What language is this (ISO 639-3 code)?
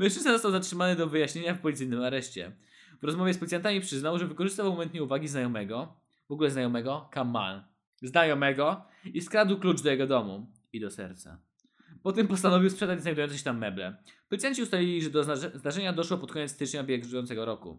pol